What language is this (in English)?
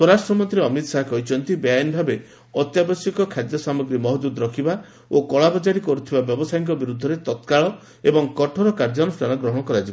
Odia